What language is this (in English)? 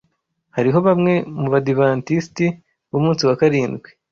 Kinyarwanda